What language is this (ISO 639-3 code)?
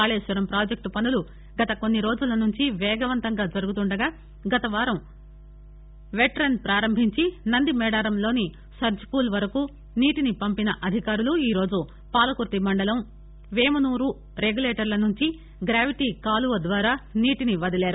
tel